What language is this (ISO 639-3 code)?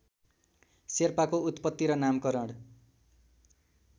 nep